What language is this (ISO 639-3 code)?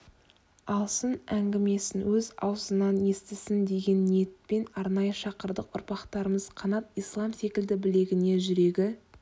kaz